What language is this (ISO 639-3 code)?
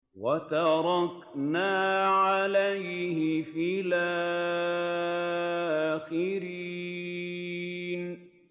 ara